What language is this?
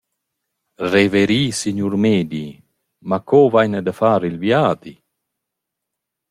Romansh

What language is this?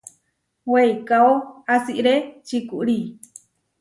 Huarijio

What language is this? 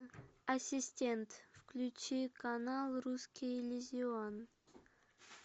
Russian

